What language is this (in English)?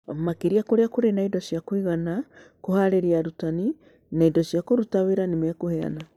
Kikuyu